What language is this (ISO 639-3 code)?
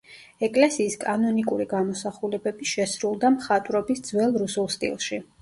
kat